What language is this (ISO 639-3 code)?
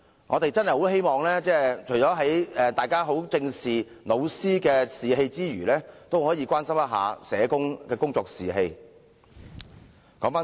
yue